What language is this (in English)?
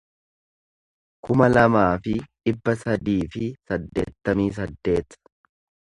Oromo